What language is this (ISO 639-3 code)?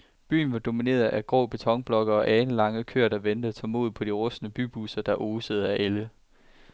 dan